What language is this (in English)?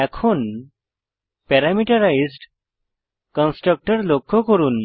Bangla